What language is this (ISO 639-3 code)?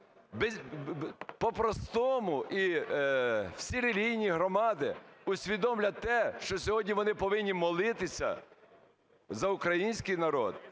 ukr